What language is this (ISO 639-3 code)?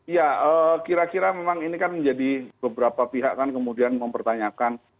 ind